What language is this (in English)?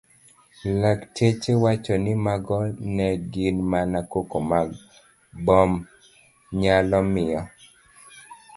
Luo (Kenya and Tanzania)